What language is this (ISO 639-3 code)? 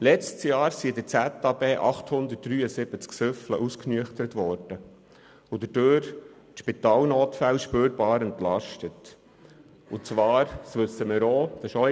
gsw